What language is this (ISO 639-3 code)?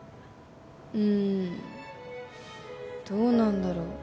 jpn